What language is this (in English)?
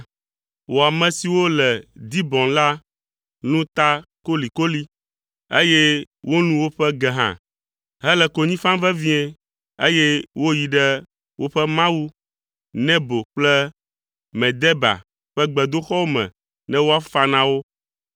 Ewe